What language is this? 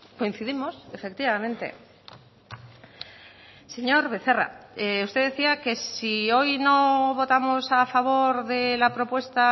Spanish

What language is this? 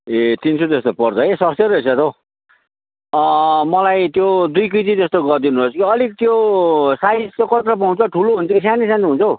Nepali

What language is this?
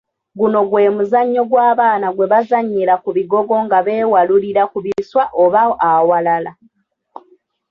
Ganda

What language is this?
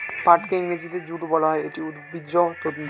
Bangla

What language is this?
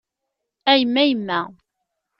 Kabyle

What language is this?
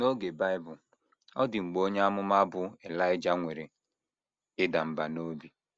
Igbo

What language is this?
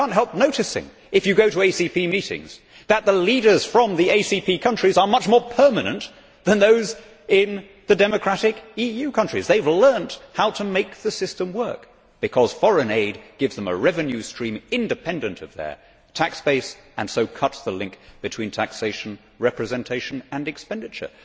English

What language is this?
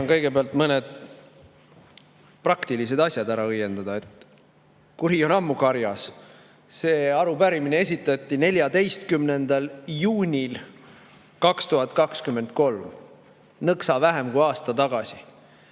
Estonian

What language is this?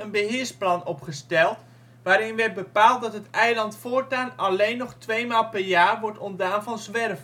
Dutch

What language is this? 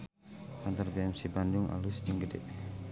Sundanese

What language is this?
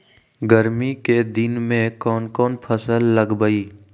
Magahi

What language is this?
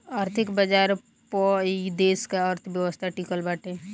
Bhojpuri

